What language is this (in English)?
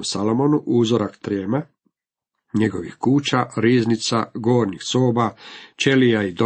Croatian